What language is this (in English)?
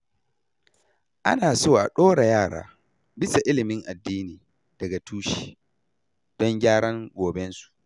Hausa